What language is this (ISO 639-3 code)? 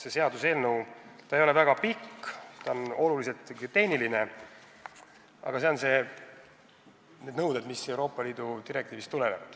est